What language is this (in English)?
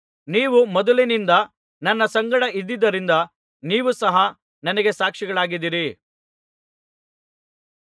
Kannada